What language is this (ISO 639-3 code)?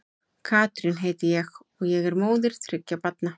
isl